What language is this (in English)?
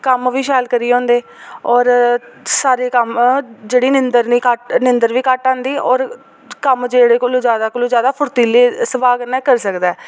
Dogri